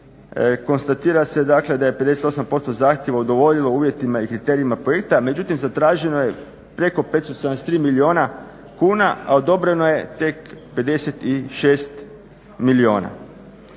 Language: Croatian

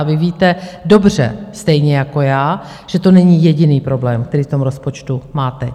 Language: Czech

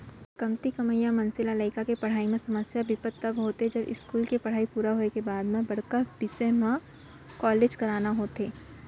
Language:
Chhattisgarhi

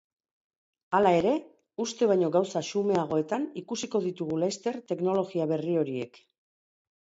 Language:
Basque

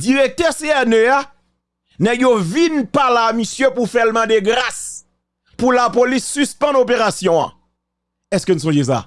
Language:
French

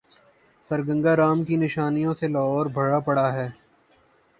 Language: Urdu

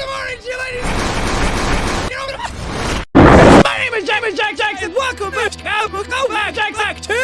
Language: English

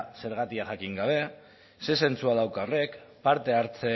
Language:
Basque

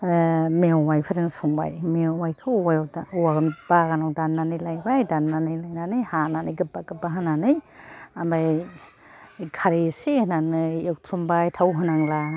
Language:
Bodo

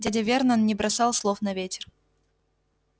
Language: Russian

